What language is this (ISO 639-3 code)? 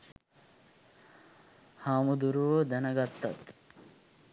sin